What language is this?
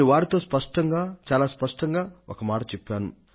Telugu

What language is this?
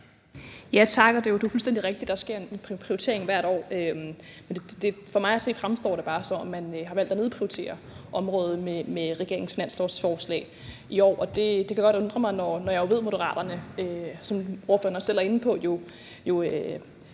Danish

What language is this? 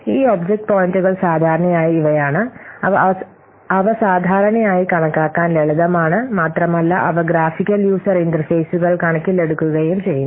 Malayalam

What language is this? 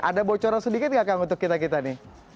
Indonesian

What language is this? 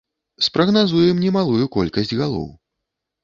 Belarusian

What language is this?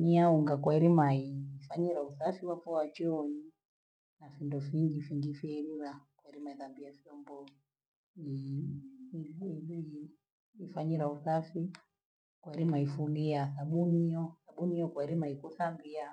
Gweno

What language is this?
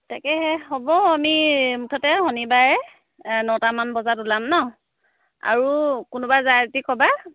Assamese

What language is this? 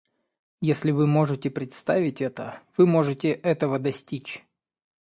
Russian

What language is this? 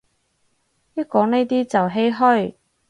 Cantonese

